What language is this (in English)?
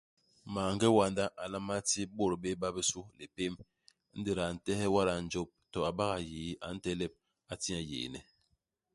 Basaa